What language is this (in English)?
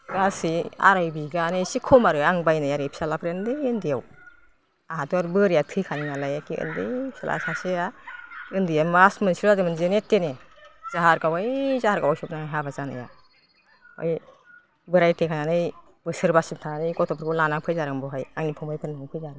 Bodo